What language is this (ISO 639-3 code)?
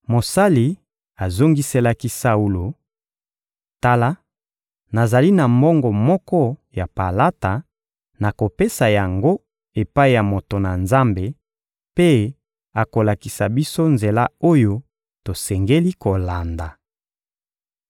lin